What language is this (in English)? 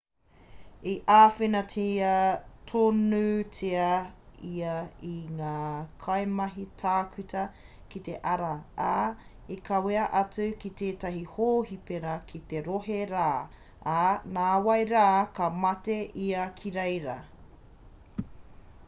Māori